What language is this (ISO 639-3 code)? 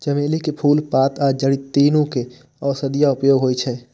mai